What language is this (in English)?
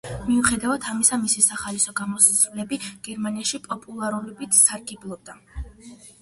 Georgian